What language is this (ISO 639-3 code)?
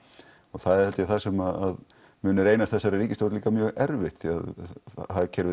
isl